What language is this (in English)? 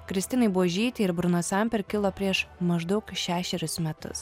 Lithuanian